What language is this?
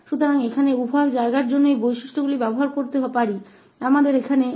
Hindi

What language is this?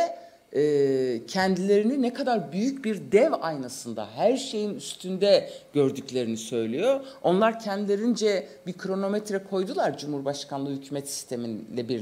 Turkish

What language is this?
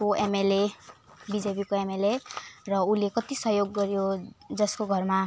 Nepali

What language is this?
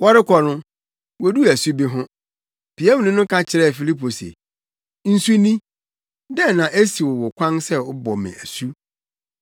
Akan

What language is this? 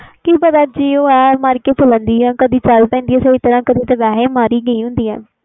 Punjabi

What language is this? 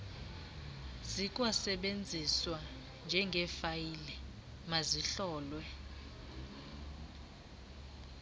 Xhosa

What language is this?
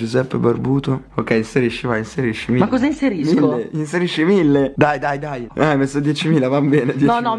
Italian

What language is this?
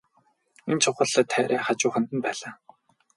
Mongolian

